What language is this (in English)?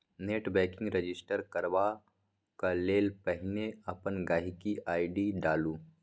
Maithili